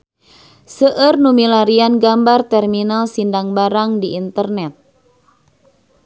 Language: Sundanese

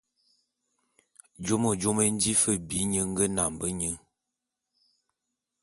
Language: Bulu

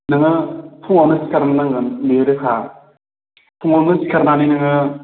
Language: Bodo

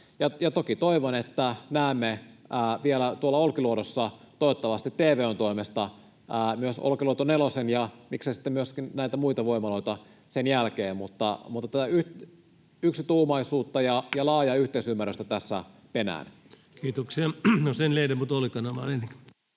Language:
Finnish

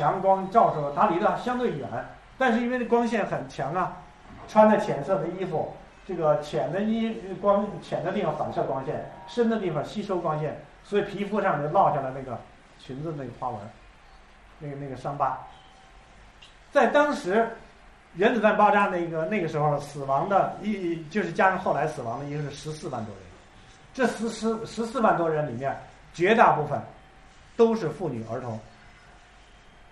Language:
Chinese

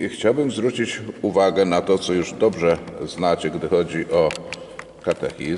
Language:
Polish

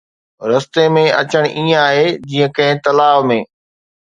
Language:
Sindhi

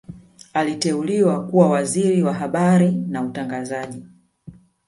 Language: Swahili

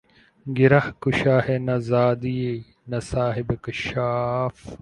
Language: Urdu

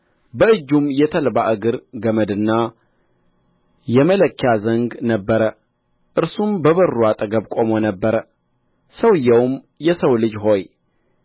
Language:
Amharic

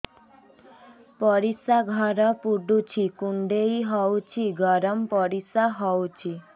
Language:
Odia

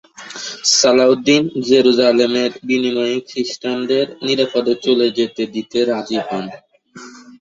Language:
Bangla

